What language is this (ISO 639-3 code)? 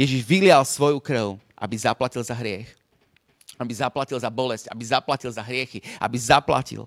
slk